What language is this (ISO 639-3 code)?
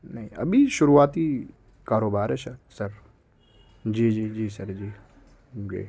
urd